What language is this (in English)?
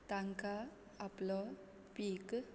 Konkani